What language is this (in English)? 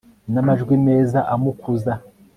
Kinyarwanda